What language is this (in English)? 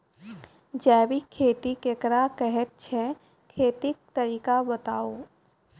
Maithili